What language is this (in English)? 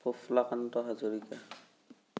Assamese